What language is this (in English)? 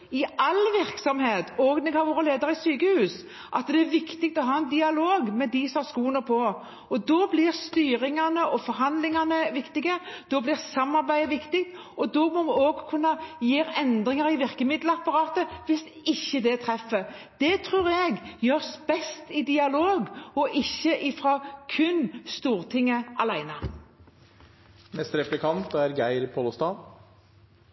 Norwegian Bokmål